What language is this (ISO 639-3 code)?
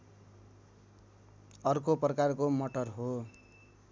nep